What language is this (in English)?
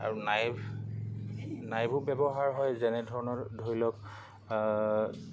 Assamese